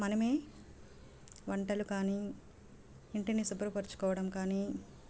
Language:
Telugu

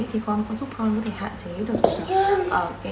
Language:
Vietnamese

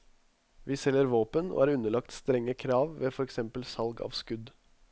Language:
Norwegian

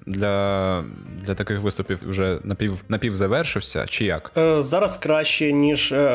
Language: Ukrainian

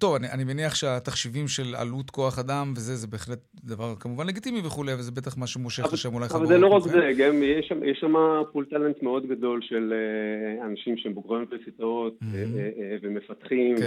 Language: Hebrew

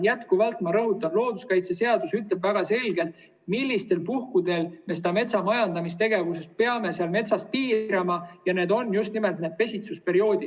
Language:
Estonian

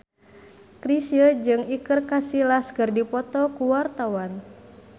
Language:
Sundanese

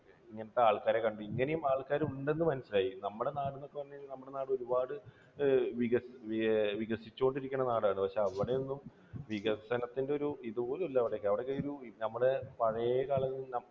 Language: Malayalam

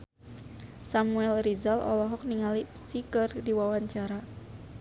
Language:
Sundanese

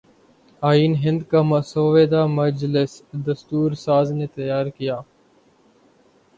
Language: Urdu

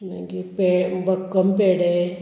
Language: Konkani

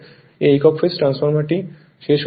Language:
Bangla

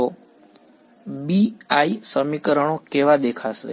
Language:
Gujarati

